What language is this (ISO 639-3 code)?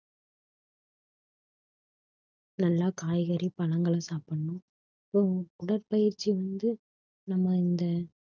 tam